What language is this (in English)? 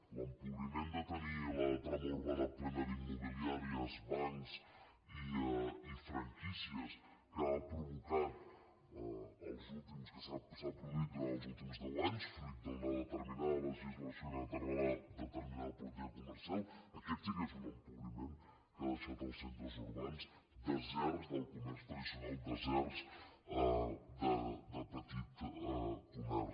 Catalan